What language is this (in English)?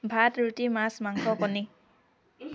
Assamese